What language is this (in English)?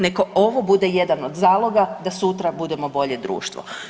Croatian